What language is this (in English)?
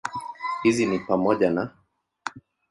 Swahili